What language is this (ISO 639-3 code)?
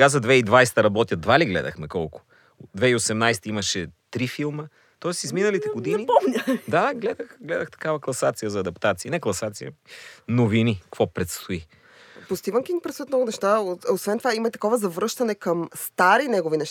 bul